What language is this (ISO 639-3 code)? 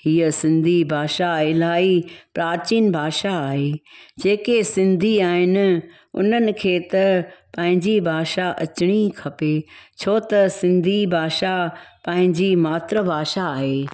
snd